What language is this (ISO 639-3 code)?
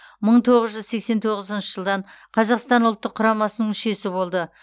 kaz